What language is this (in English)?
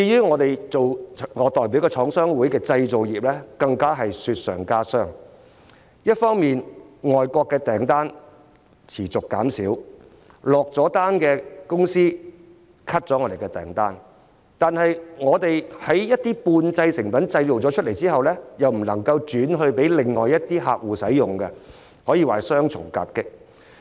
Cantonese